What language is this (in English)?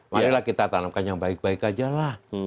Indonesian